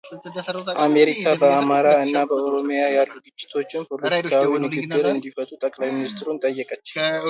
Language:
Amharic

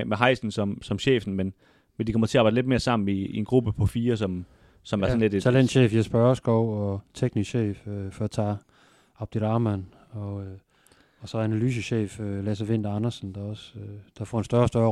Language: Danish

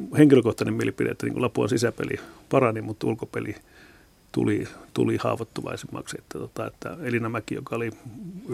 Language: Finnish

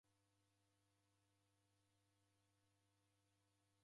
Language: Taita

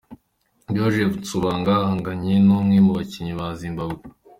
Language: Kinyarwanda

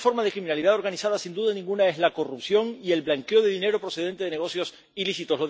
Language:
Spanish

